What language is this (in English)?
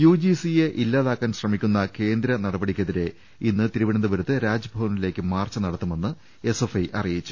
Malayalam